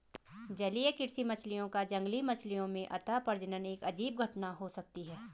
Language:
Hindi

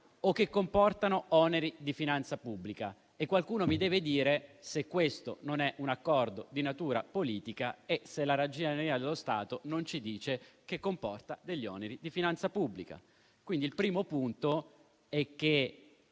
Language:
Italian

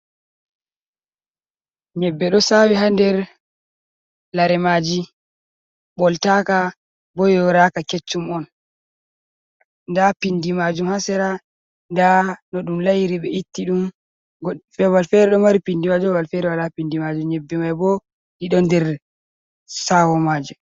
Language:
Fula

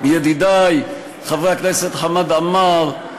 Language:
Hebrew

